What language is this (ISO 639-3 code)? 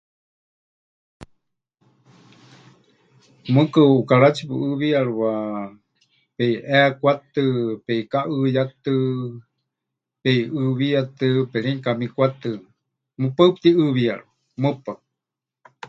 hch